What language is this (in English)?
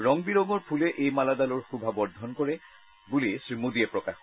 Assamese